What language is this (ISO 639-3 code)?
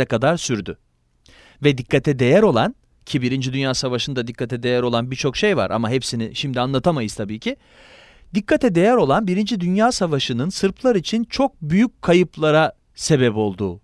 tur